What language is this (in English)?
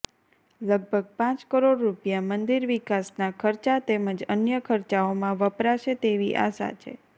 Gujarati